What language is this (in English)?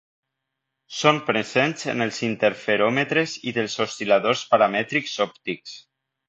Catalan